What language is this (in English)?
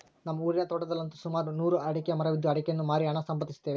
Kannada